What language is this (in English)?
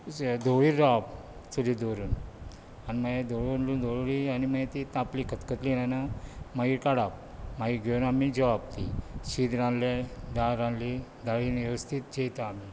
Konkani